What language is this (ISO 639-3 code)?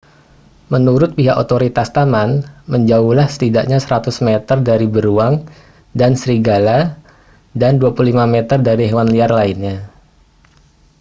ind